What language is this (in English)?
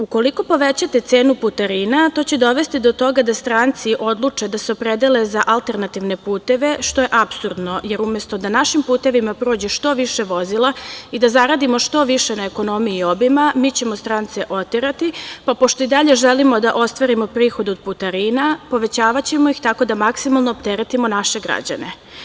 Serbian